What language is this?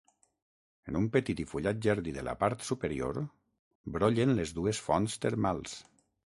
Catalan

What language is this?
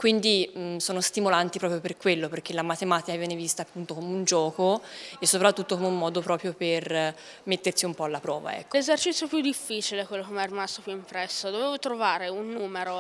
Italian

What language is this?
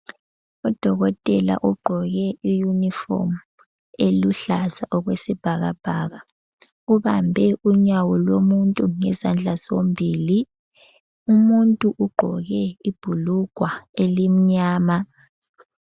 North Ndebele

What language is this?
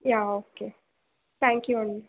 Telugu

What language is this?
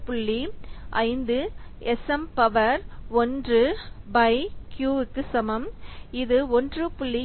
Tamil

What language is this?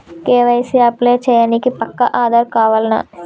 Telugu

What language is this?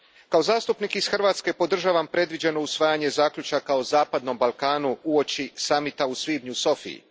Croatian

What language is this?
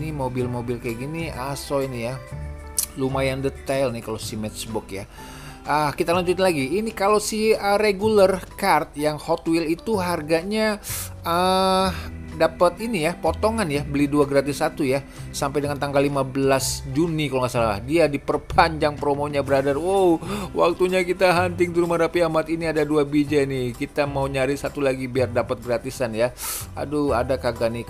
Indonesian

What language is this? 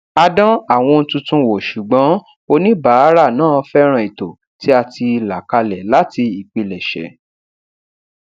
Yoruba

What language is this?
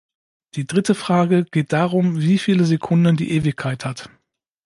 German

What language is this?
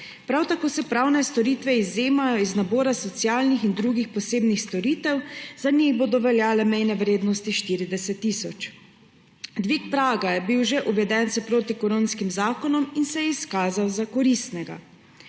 Slovenian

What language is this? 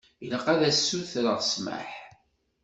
Kabyle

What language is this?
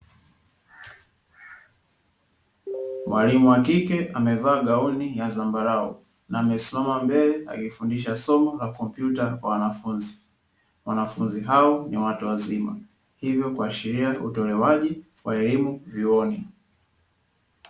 Swahili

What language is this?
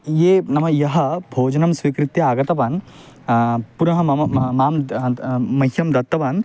Sanskrit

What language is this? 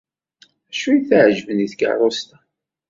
Kabyle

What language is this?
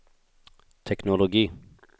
Swedish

